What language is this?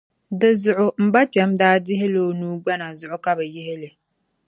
Dagbani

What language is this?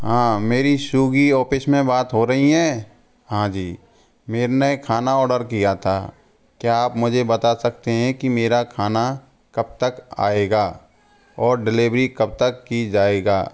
Hindi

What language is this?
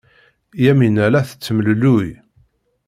Kabyle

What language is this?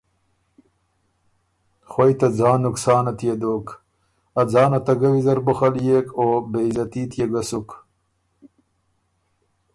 Ormuri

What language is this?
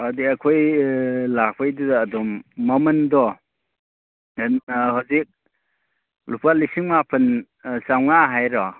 Manipuri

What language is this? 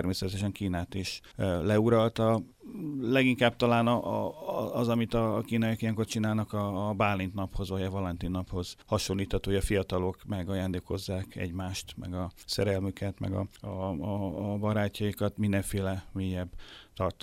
Hungarian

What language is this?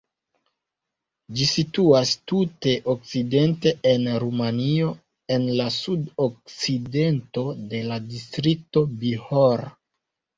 Esperanto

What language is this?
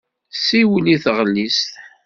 Kabyle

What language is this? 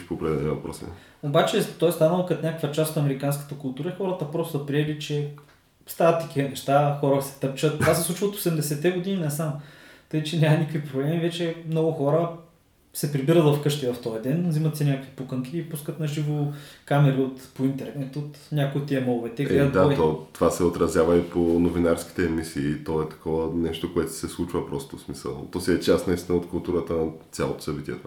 Bulgarian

